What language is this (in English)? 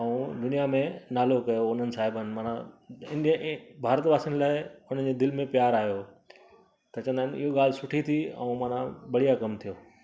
Sindhi